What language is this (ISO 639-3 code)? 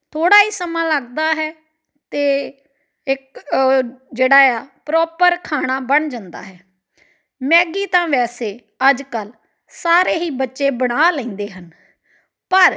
pan